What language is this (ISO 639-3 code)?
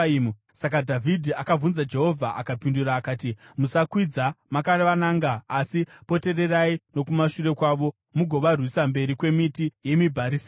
sna